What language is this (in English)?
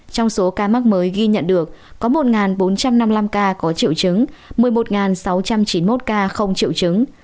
Vietnamese